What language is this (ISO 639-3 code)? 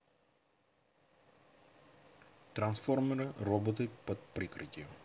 rus